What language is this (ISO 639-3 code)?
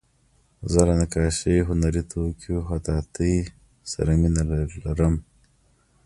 pus